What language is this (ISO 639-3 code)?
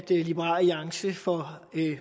dan